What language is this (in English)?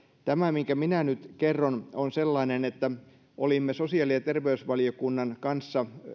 Finnish